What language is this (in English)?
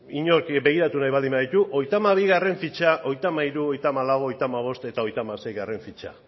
Basque